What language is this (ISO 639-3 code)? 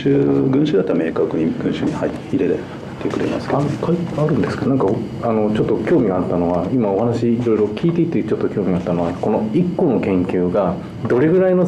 jpn